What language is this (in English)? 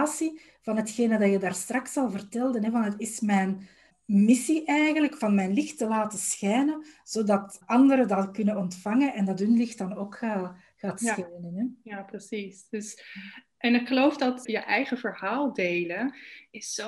Dutch